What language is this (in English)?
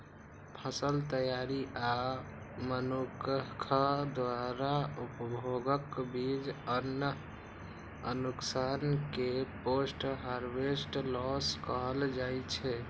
Maithili